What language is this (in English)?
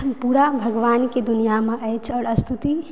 Maithili